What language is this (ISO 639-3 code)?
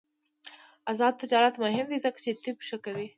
pus